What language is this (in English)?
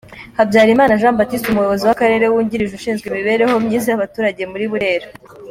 Kinyarwanda